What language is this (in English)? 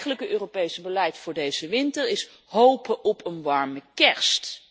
Dutch